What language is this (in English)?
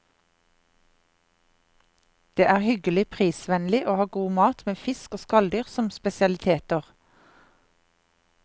Norwegian